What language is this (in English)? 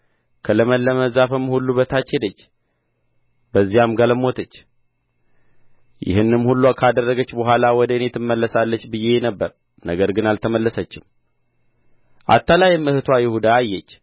Amharic